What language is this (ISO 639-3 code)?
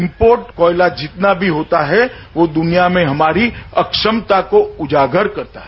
hin